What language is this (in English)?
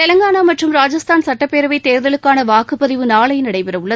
Tamil